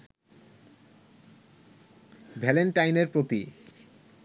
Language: Bangla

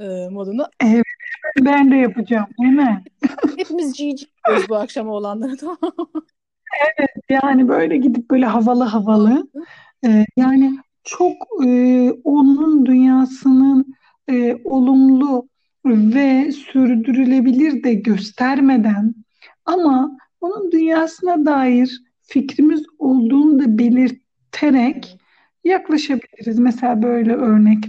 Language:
Turkish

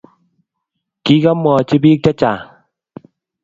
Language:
Kalenjin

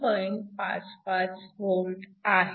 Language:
Marathi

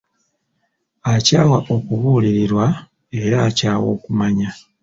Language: Ganda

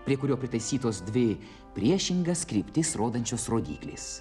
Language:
Lithuanian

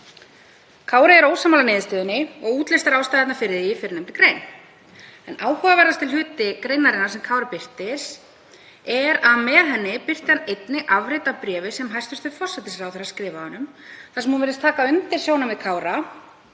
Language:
Icelandic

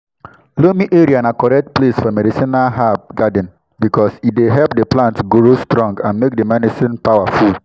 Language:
Nigerian Pidgin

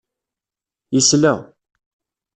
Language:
Kabyle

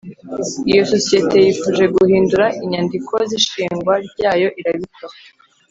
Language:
Kinyarwanda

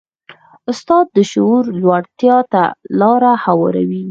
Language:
Pashto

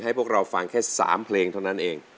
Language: Thai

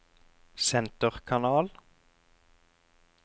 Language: Norwegian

